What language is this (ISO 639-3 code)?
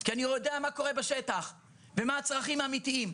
heb